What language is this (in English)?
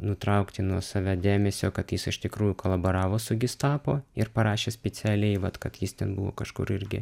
Lithuanian